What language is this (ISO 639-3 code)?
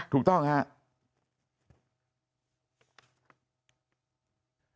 tha